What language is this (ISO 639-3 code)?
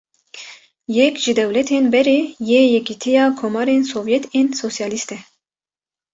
kur